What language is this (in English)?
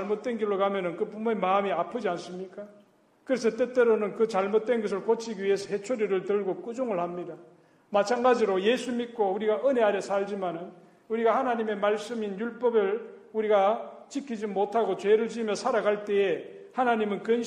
Korean